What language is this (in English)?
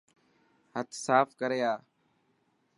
Dhatki